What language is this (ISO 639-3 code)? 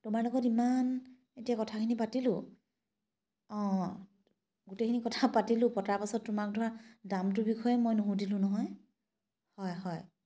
asm